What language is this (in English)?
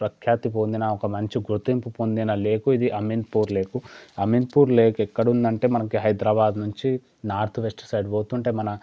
Telugu